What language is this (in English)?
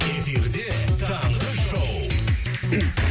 Kazakh